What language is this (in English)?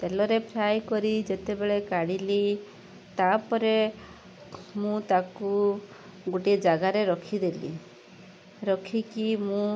Odia